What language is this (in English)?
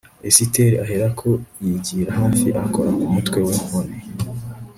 Kinyarwanda